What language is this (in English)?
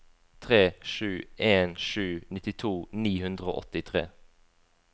Norwegian